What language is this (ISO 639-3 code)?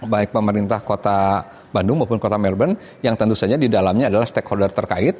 ind